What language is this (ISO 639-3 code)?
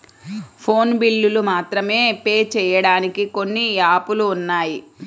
tel